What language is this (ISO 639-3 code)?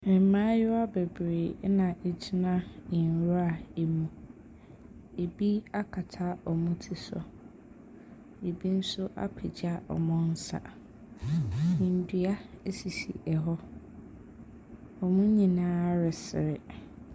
aka